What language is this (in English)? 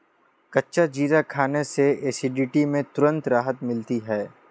Hindi